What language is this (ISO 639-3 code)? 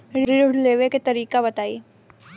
bho